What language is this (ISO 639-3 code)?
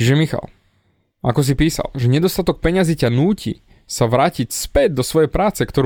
slk